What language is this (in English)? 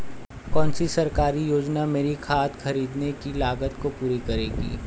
Hindi